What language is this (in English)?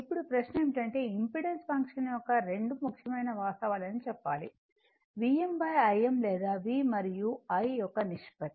Telugu